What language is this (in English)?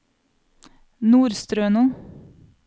Norwegian